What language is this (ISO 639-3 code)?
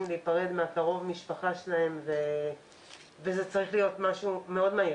heb